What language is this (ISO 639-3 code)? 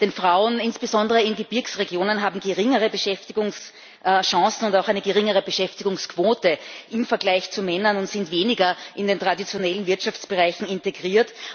deu